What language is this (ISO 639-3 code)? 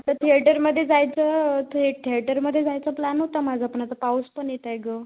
mar